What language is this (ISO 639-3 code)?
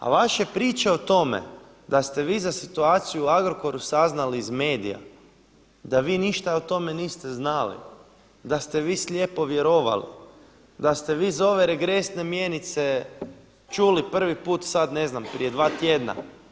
hrv